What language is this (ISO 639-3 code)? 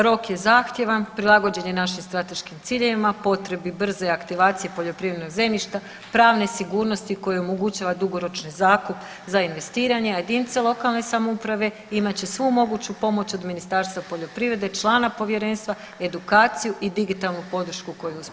hrv